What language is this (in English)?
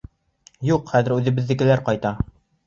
Bashkir